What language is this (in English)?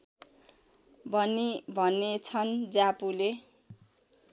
Nepali